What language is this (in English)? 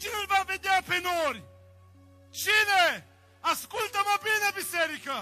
Romanian